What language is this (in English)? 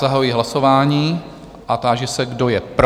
Czech